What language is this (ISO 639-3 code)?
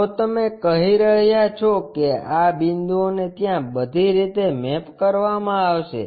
guj